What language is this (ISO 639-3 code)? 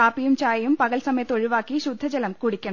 mal